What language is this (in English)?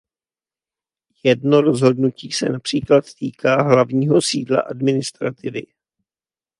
Czech